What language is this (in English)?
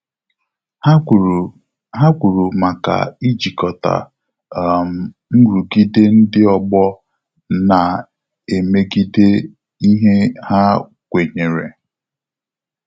Igbo